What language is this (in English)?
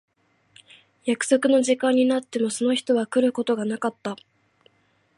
Japanese